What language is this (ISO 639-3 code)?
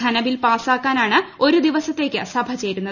mal